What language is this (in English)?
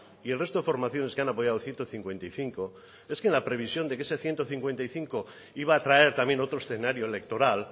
Spanish